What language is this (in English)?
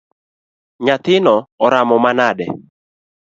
Luo (Kenya and Tanzania)